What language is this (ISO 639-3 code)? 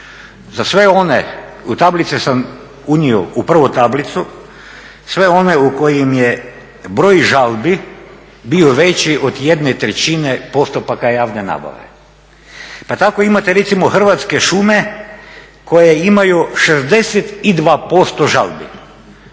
hrv